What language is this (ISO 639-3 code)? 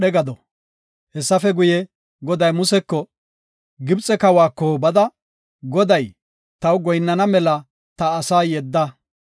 gof